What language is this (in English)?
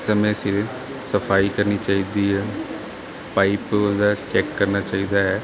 Punjabi